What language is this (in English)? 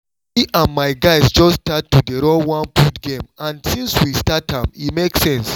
Nigerian Pidgin